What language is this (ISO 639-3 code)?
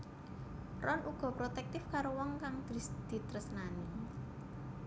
jav